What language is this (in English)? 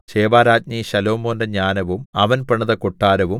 Malayalam